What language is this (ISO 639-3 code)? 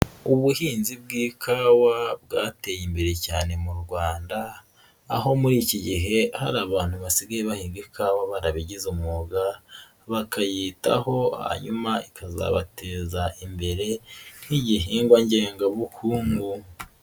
kin